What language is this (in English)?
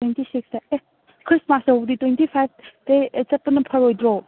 Manipuri